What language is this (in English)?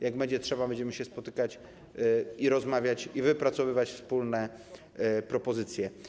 Polish